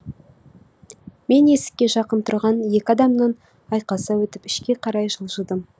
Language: Kazakh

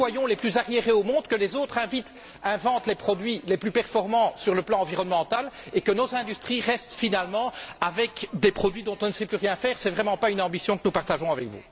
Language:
French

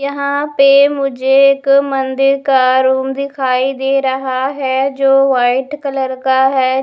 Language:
Hindi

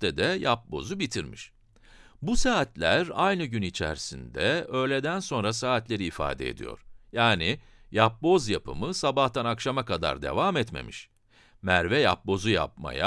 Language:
Turkish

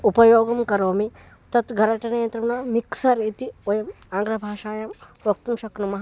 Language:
Sanskrit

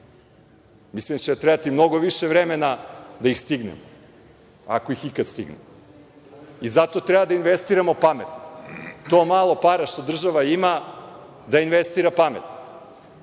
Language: Serbian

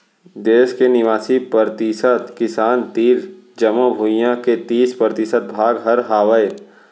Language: Chhattisgarhi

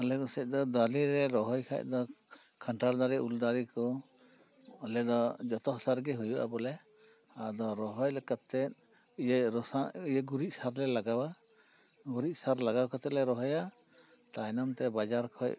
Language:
Santali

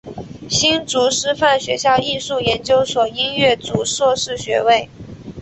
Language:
Chinese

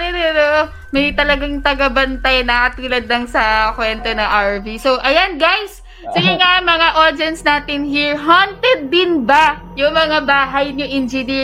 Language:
Filipino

